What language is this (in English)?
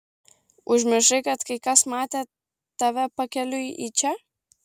Lithuanian